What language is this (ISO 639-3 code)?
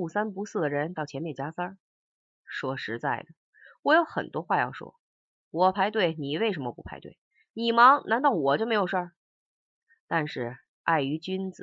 zho